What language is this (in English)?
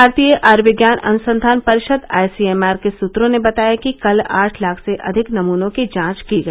Hindi